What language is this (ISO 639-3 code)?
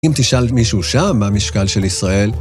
heb